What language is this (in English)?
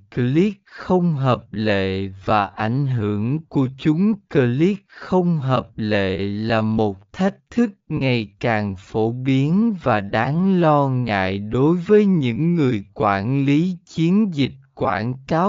Vietnamese